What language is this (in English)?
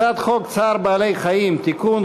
Hebrew